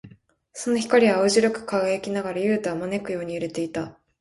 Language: Japanese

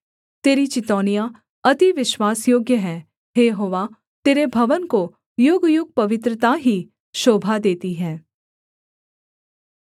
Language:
Hindi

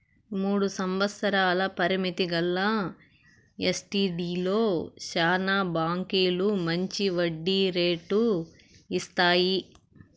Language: Telugu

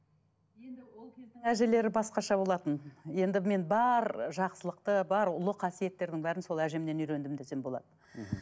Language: Kazakh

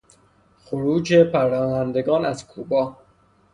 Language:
Persian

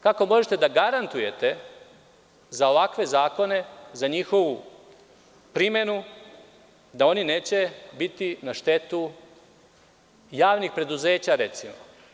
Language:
Serbian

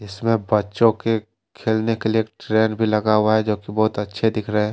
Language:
Hindi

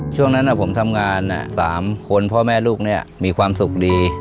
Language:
Thai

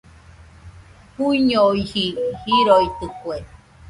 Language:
Nüpode Huitoto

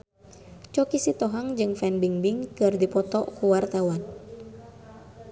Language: Sundanese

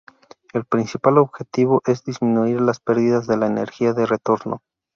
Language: Spanish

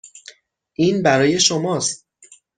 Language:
Persian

